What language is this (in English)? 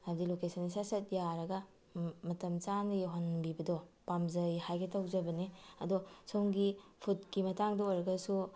Manipuri